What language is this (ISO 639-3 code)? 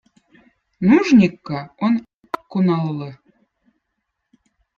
vot